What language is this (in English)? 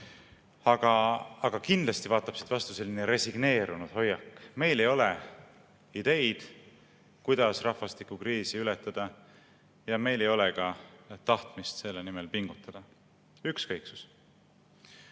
Estonian